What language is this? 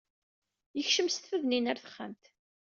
Kabyle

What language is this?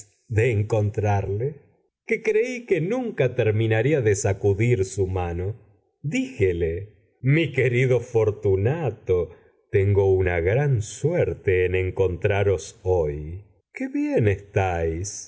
Spanish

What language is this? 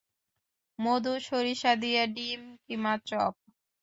Bangla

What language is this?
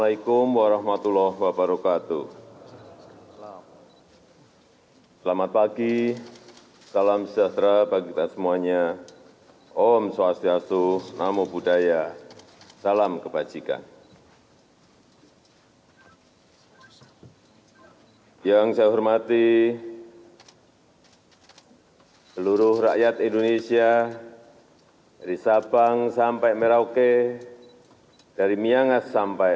Indonesian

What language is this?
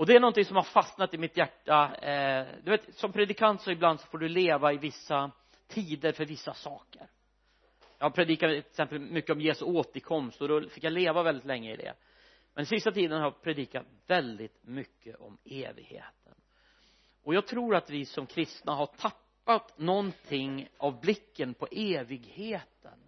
Swedish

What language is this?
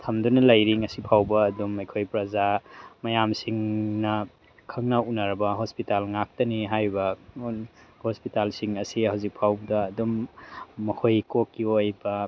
Manipuri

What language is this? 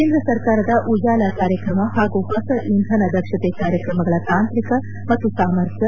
Kannada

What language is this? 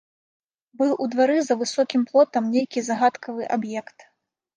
Belarusian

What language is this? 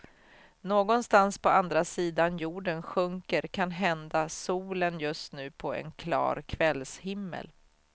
Swedish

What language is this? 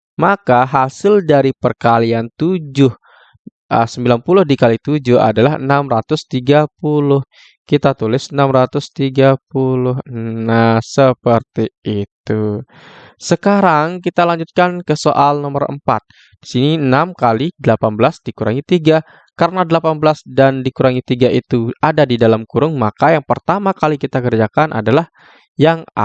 Indonesian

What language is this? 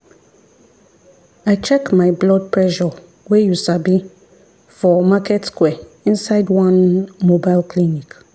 Nigerian Pidgin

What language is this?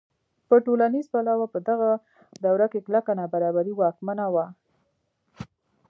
Pashto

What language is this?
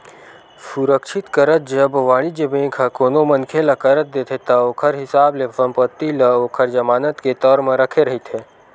Chhattisgarhi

